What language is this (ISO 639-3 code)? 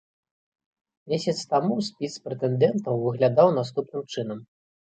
bel